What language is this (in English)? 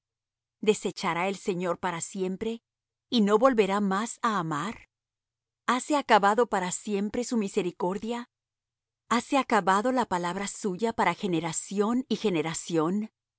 Spanish